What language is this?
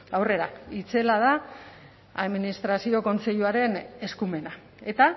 Basque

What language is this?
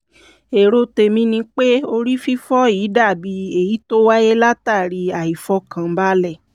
Yoruba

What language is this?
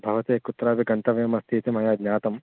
Sanskrit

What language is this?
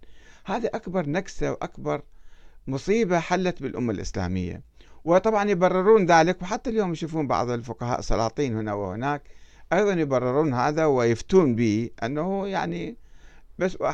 Arabic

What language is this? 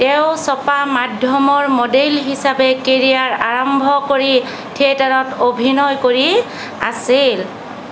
Assamese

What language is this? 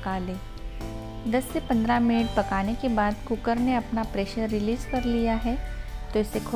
Hindi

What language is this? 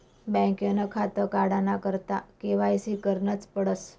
Marathi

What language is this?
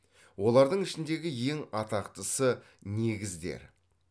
Kazakh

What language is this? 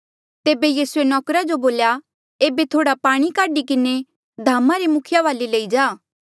Mandeali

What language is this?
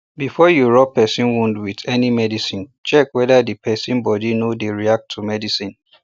Nigerian Pidgin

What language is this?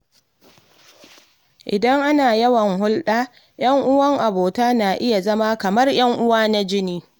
Hausa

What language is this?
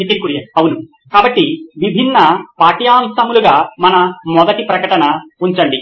Telugu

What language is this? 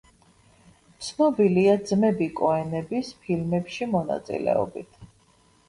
Georgian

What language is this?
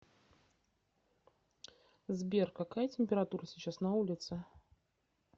Russian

